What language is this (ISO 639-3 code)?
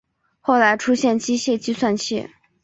zho